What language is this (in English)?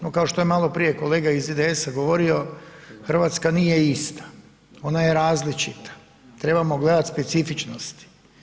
Croatian